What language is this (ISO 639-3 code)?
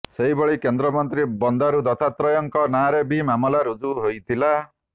ori